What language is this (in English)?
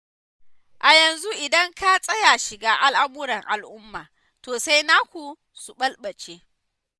Hausa